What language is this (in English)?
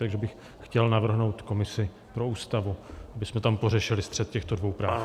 Czech